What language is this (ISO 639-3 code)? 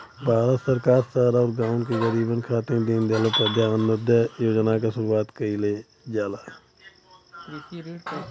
bho